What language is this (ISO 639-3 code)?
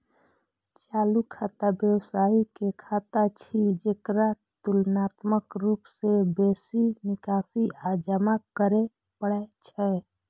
mai